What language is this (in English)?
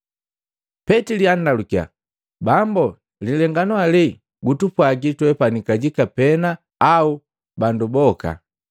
Matengo